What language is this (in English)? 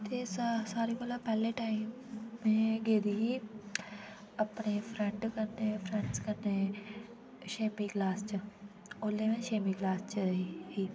Dogri